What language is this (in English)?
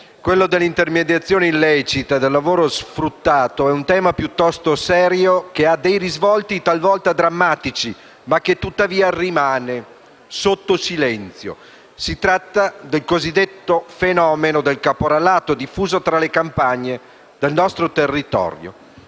Italian